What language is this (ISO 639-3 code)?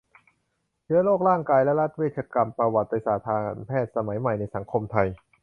tha